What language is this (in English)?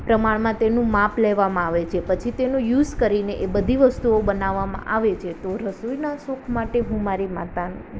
Gujarati